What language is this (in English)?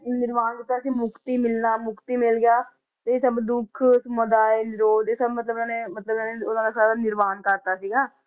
Punjabi